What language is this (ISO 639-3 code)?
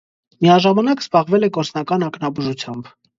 hye